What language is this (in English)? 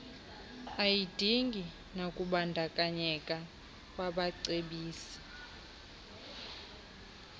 Xhosa